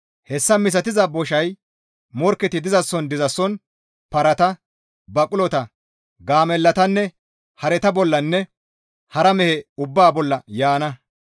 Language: Gamo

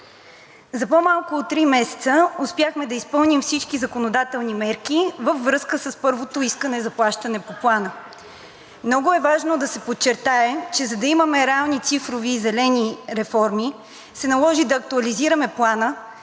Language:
Bulgarian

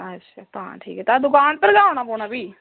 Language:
Dogri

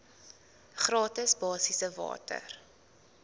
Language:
Afrikaans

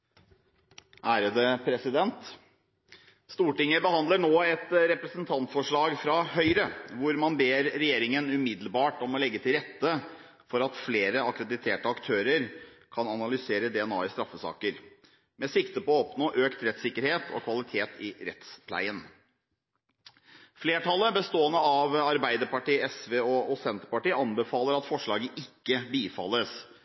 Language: Norwegian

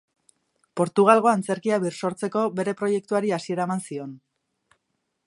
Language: Basque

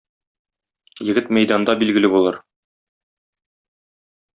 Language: Tatar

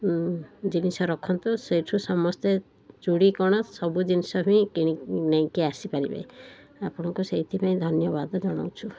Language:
Odia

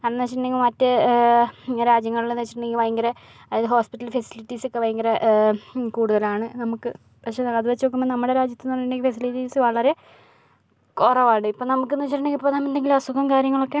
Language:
Malayalam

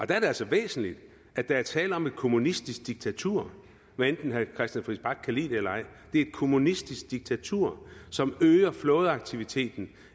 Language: Danish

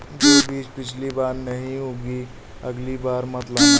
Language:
Hindi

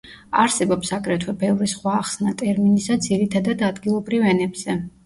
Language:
Georgian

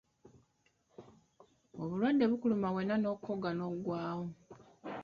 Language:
Ganda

